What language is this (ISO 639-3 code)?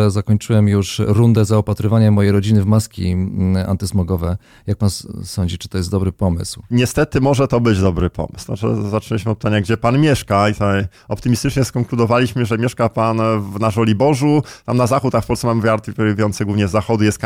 pol